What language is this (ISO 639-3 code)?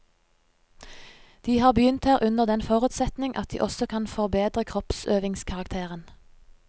nor